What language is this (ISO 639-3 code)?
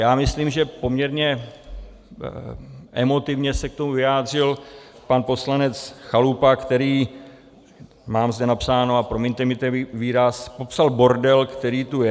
ces